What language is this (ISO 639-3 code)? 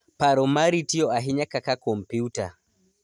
luo